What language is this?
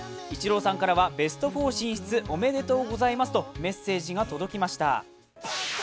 Japanese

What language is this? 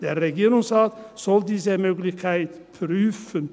Swiss German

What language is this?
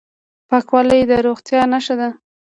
Pashto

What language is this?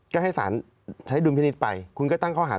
Thai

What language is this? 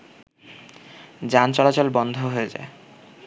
Bangla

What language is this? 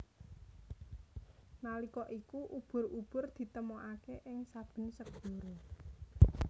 Javanese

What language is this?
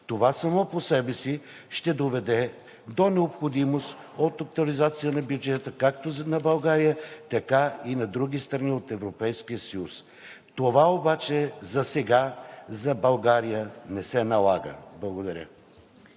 Bulgarian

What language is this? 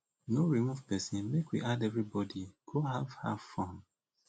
Nigerian Pidgin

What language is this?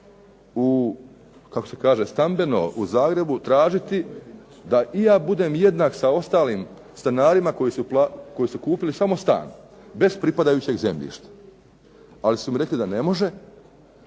Croatian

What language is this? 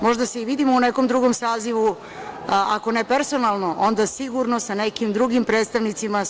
Serbian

